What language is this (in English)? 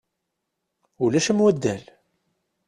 Kabyle